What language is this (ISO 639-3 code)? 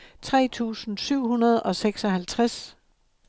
dan